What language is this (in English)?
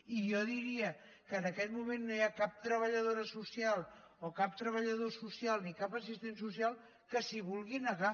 Catalan